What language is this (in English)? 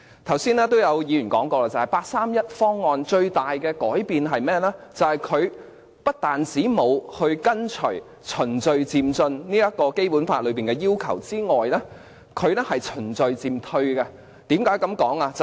Cantonese